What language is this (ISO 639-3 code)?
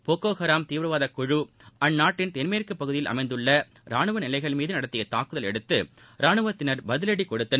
tam